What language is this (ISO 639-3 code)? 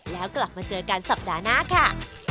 tha